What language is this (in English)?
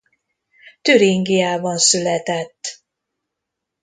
Hungarian